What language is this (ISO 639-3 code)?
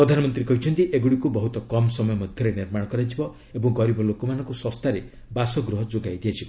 ori